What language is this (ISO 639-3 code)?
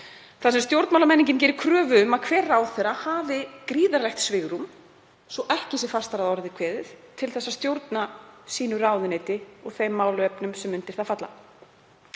isl